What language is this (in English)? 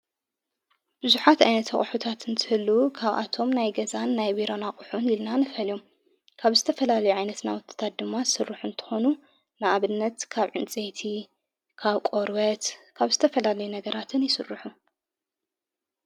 Tigrinya